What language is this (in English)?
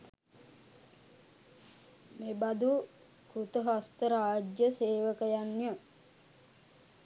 Sinhala